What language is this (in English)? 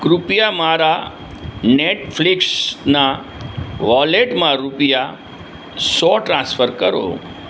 Gujarati